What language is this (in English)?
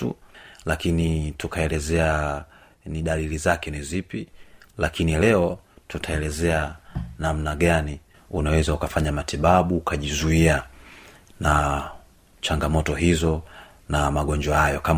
Swahili